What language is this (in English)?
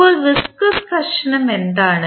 Malayalam